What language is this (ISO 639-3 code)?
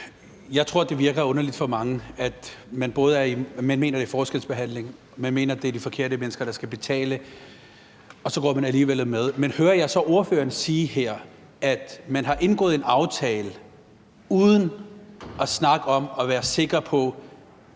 dan